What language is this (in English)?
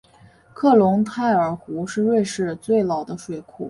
Chinese